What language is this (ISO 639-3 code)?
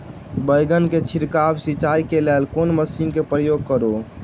mai